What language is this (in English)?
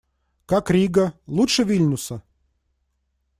Russian